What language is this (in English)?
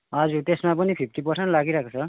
Nepali